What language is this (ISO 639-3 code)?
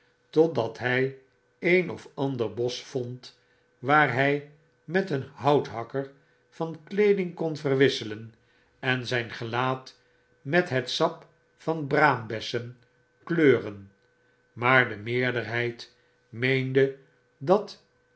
nld